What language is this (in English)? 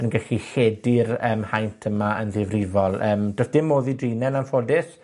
Welsh